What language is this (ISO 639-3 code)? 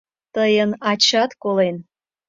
chm